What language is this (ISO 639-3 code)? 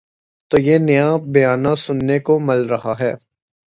urd